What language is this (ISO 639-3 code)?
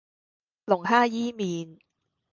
yue